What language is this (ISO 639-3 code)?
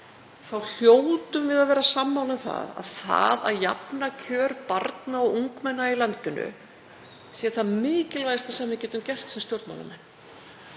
isl